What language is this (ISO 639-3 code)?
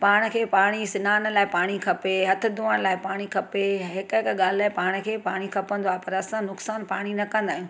snd